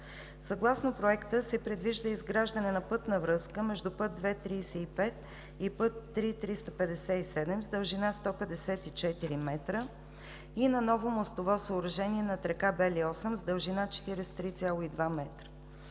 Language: Bulgarian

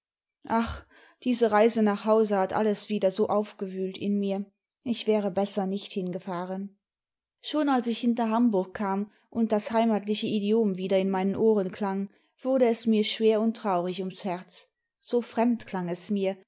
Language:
German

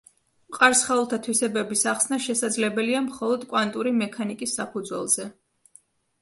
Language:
Georgian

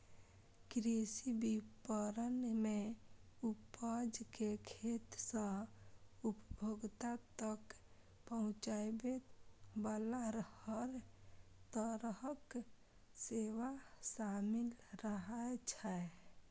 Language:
Maithili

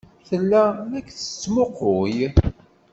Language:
Kabyle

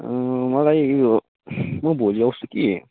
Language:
Nepali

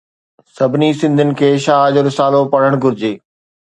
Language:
Sindhi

